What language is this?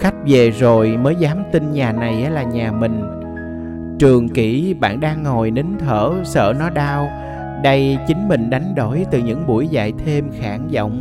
Vietnamese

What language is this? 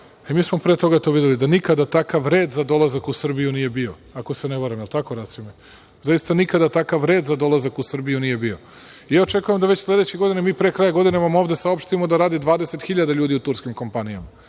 Serbian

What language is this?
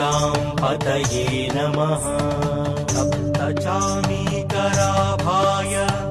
Tamil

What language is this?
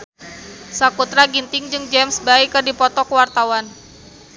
Sundanese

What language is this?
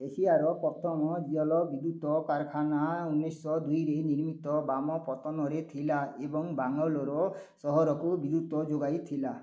Odia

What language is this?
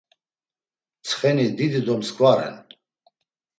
Laz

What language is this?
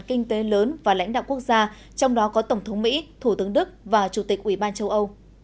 Vietnamese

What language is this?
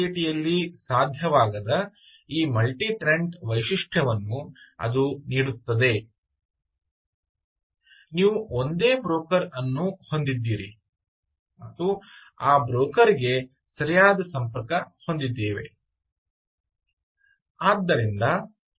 Kannada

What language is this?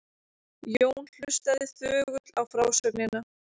Icelandic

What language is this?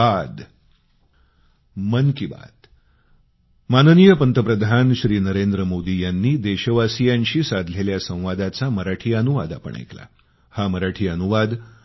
Marathi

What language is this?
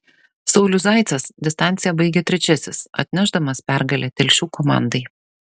Lithuanian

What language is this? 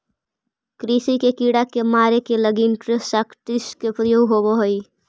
Magahi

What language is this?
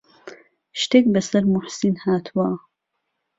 Central Kurdish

